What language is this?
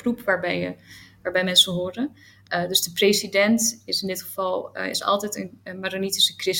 Dutch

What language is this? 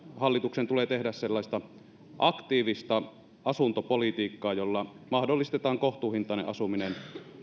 Finnish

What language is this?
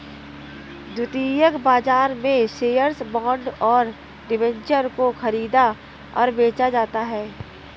Hindi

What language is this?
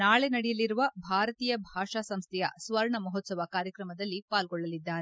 Kannada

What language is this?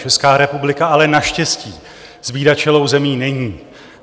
Czech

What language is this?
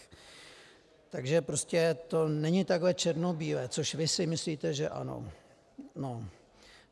Czech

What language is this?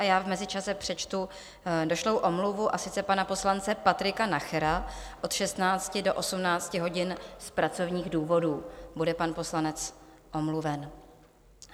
Czech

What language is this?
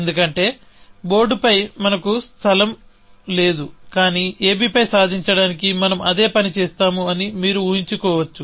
Telugu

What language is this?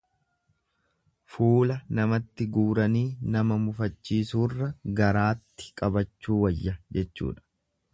Oromo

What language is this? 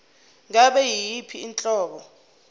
Zulu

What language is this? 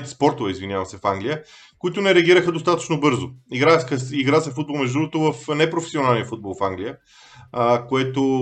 Bulgarian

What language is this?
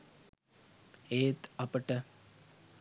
Sinhala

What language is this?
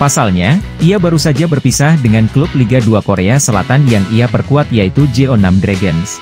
Indonesian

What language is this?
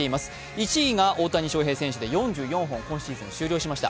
Japanese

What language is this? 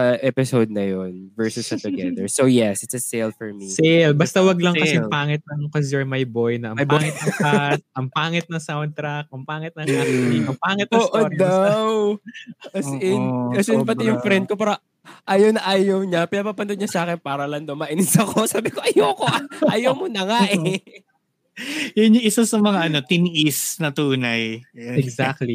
Filipino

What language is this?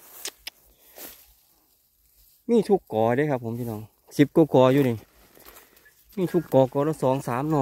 Thai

